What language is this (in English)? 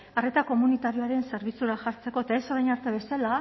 Basque